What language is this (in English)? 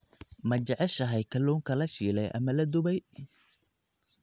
Somali